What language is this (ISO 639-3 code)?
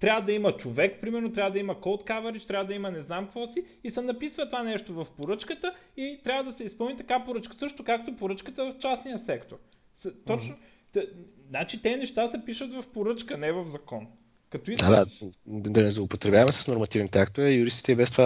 bul